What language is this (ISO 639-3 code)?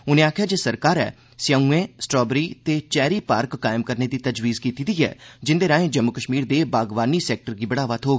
doi